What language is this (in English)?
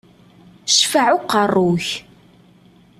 Kabyle